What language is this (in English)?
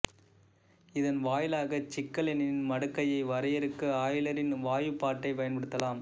Tamil